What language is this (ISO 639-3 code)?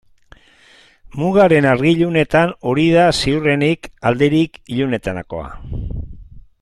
eus